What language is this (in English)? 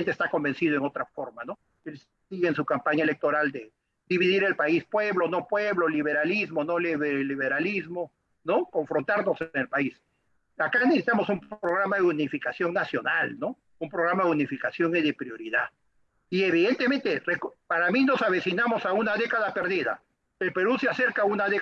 Spanish